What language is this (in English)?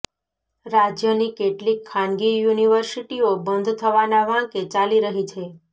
Gujarati